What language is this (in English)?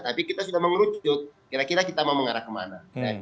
Indonesian